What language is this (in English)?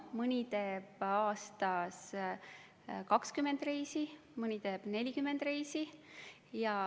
Estonian